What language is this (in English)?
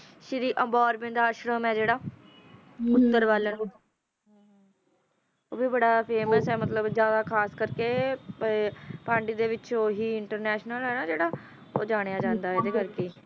Punjabi